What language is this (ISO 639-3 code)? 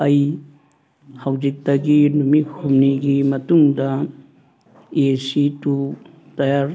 mni